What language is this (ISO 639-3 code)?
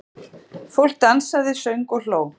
isl